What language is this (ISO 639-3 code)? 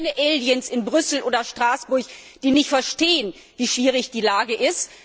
deu